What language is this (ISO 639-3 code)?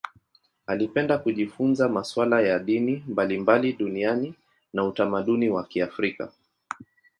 swa